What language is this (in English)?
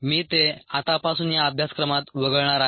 Marathi